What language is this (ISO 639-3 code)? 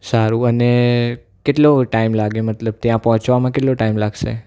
guj